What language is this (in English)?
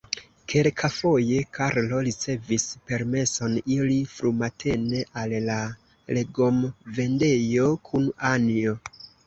Esperanto